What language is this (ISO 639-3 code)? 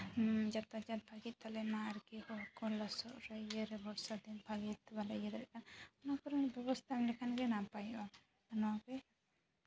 sat